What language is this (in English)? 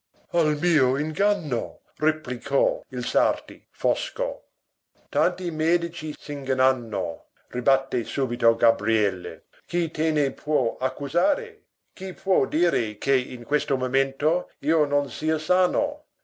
Italian